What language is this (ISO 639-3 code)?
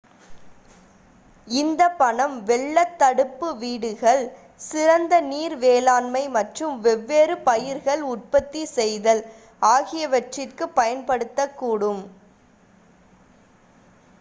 tam